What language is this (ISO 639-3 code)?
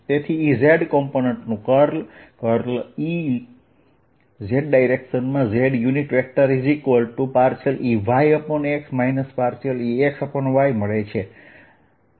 guj